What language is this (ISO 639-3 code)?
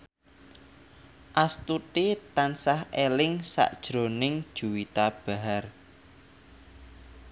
jav